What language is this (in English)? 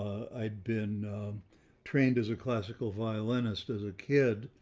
English